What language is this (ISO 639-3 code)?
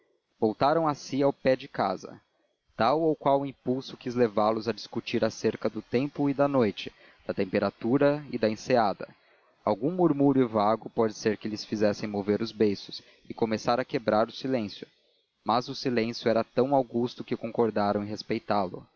por